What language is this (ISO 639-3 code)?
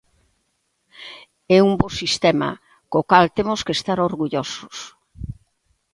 glg